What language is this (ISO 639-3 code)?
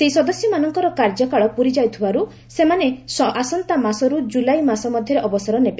ori